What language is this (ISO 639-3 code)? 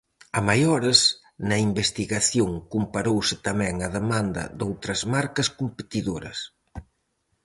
glg